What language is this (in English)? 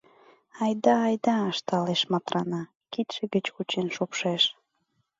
Mari